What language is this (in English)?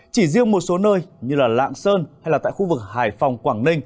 Vietnamese